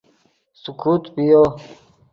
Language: Yidgha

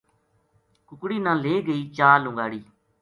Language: Gujari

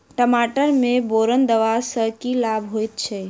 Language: Maithili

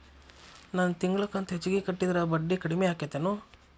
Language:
Kannada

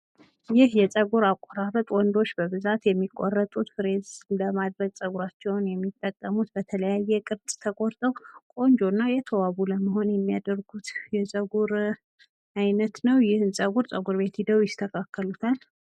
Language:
Amharic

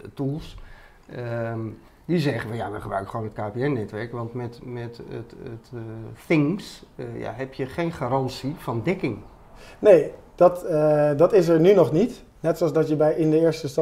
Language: Dutch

